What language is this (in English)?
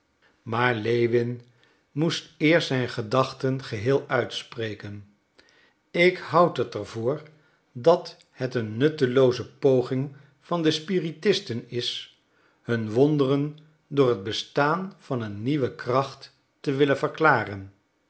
Dutch